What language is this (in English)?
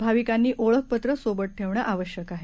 Marathi